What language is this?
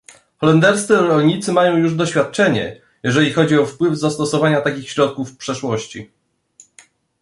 Polish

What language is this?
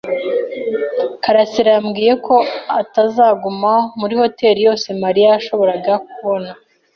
Kinyarwanda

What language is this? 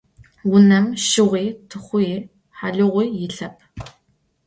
Adyghe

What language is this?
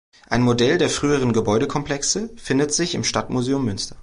German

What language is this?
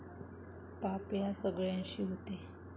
Marathi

